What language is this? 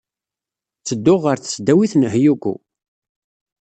Kabyle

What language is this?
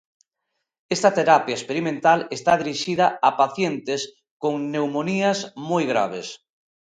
Galician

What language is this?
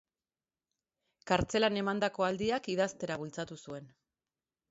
Basque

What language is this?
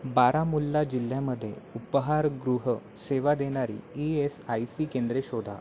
Marathi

